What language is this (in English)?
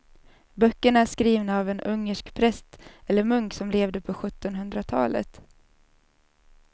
Swedish